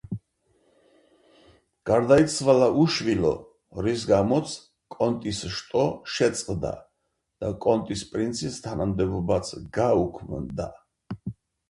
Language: Georgian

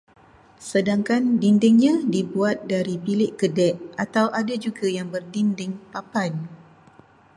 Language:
Malay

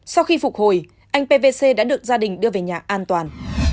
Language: Vietnamese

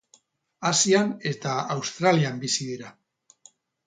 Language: Basque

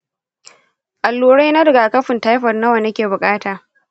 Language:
Hausa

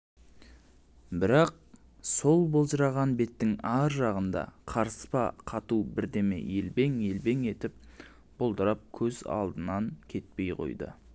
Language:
Kazakh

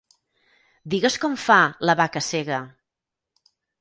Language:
Catalan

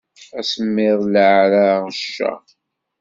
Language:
Kabyle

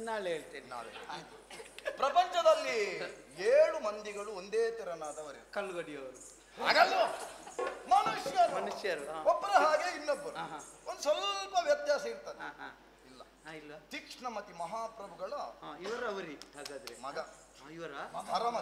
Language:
Arabic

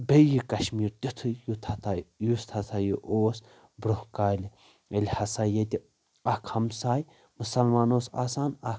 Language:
Kashmiri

